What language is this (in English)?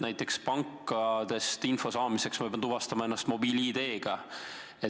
Estonian